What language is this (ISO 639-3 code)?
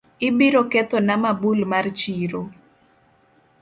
luo